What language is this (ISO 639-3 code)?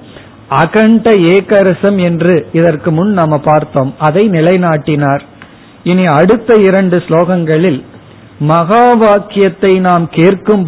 tam